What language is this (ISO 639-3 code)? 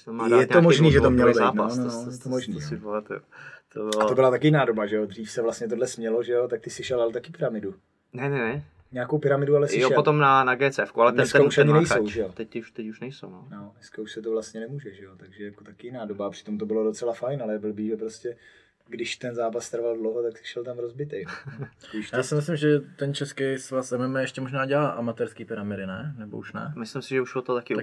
ces